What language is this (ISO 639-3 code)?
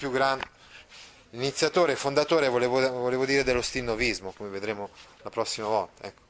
ita